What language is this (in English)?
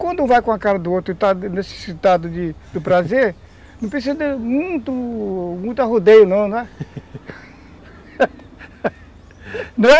Portuguese